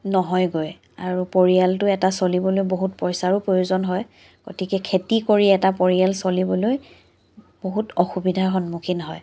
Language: Assamese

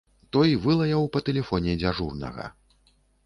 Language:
Belarusian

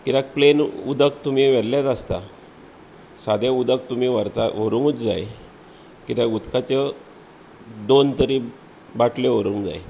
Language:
Konkani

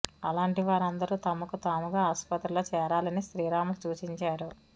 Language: Telugu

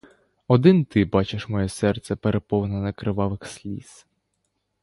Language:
Ukrainian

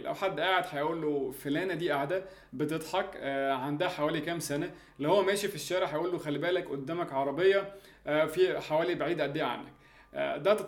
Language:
Arabic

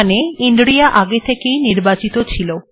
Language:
Bangla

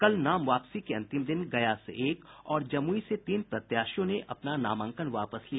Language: Hindi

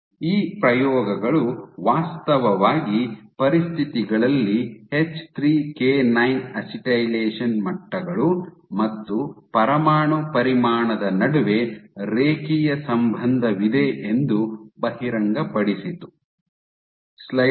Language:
Kannada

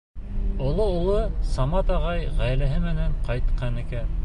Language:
Bashkir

